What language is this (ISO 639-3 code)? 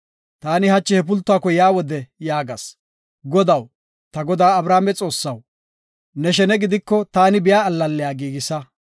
gof